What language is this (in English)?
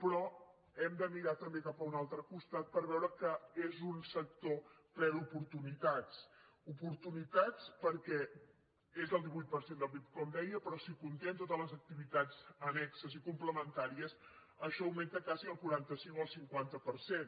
Catalan